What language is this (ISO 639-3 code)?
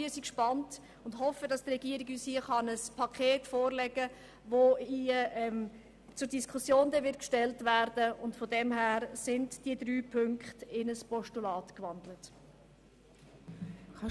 gsw